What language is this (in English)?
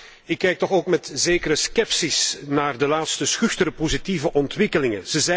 Dutch